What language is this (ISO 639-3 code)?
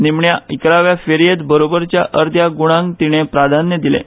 kok